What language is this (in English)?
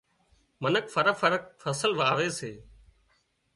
Wadiyara Koli